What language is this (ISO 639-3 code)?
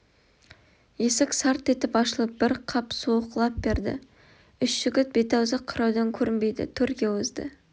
kaz